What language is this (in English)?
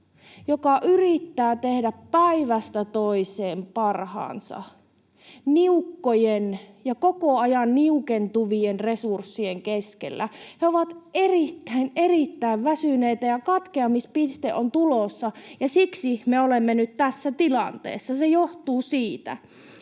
Finnish